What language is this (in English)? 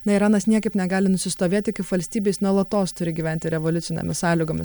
Lithuanian